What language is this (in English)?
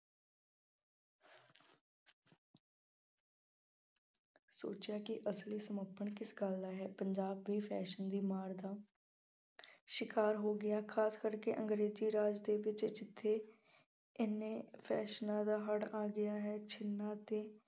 Punjabi